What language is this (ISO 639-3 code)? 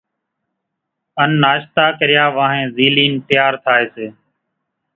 gjk